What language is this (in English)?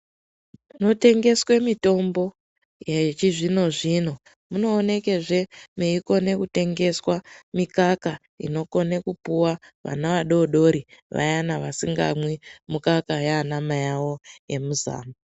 Ndau